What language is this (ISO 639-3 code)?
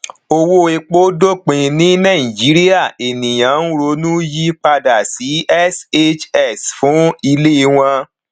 yor